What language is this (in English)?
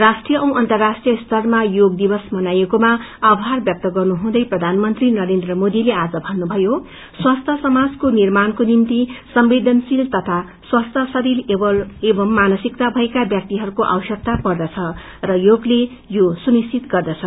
Nepali